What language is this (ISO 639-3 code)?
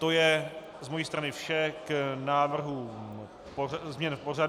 ces